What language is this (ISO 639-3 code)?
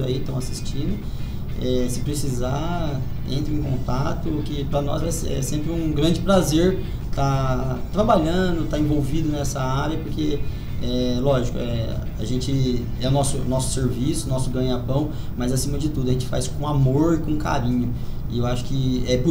por